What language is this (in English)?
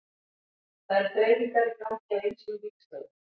Icelandic